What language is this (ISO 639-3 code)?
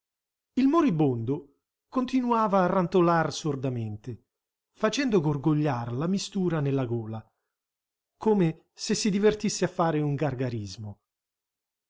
ita